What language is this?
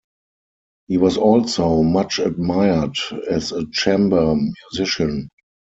English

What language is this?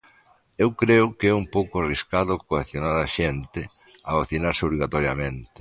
Galician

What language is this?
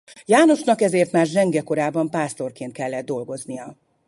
Hungarian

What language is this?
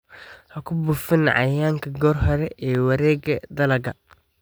Somali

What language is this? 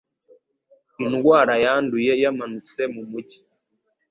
Kinyarwanda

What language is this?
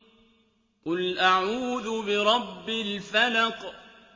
Arabic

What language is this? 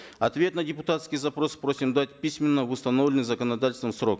Kazakh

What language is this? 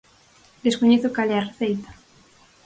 Galician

